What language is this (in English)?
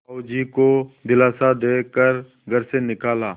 Hindi